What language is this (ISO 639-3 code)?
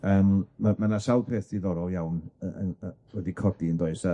cym